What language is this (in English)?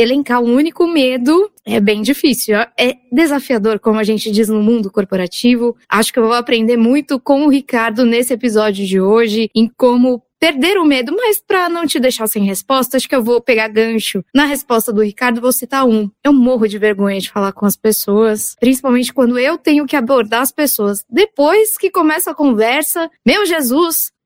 Portuguese